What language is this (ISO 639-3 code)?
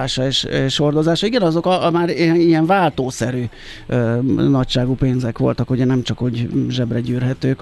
hun